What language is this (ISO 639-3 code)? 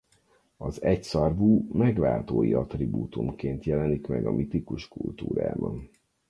hun